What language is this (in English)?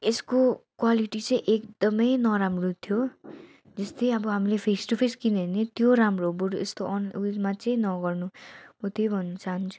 Nepali